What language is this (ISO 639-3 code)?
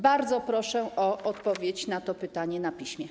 pol